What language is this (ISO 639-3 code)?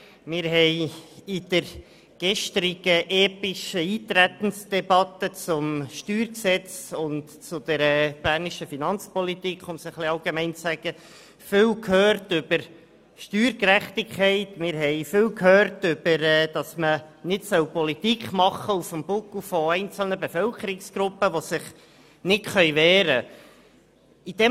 gsw